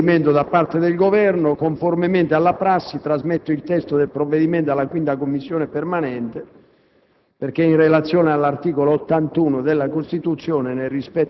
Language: Italian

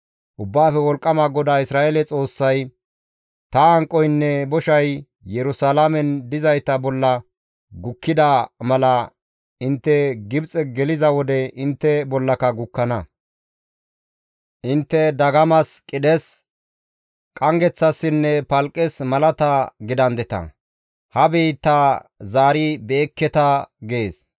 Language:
Gamo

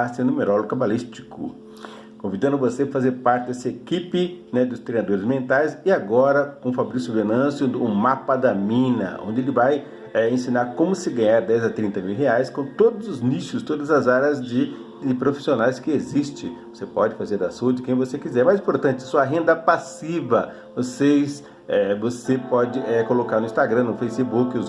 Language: Portuguese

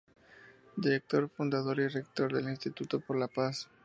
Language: Spanish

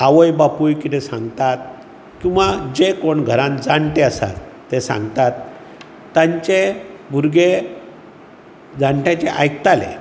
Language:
Konkani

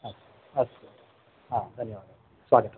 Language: Sanskrit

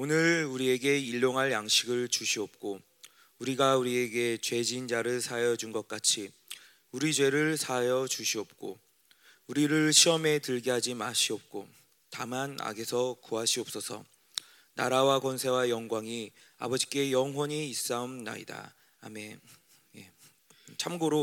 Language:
Korean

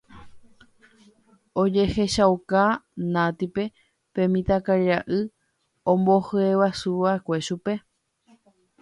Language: Guarani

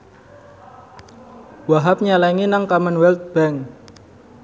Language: Javanese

